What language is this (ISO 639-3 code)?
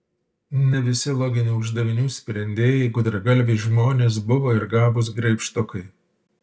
lit